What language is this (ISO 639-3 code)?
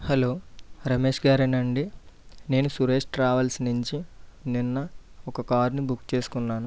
tel